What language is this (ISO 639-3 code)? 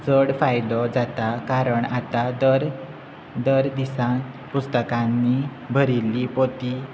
kok